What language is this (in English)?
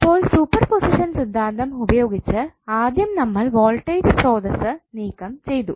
Malayalam